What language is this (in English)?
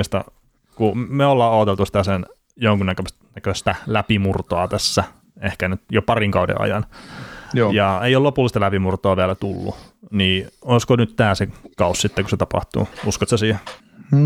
Finnish